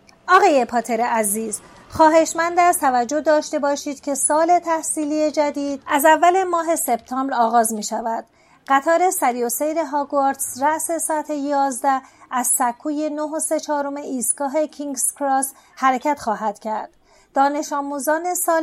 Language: Persian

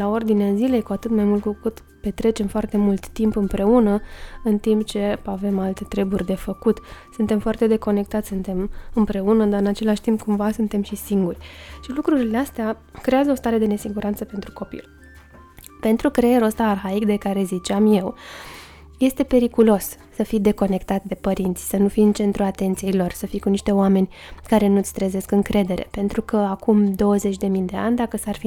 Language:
Romanian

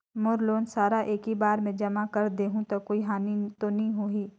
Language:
Chhattisgarhi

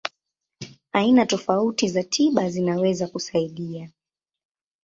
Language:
Swahili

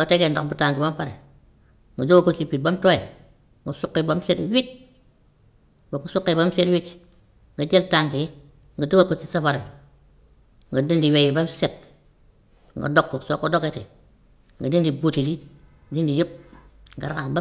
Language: Gambian Wolof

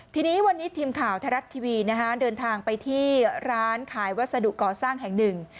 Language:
Thai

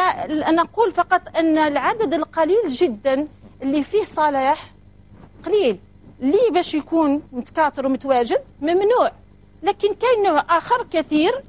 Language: Arabic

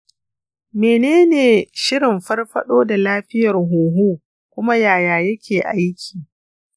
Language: Hausa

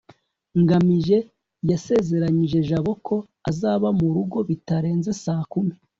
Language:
Kinyarwanda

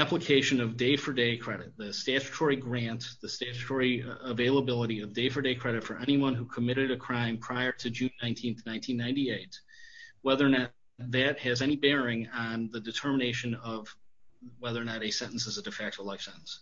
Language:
English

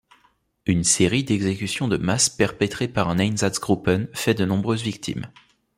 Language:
French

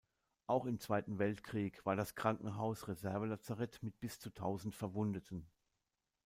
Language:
German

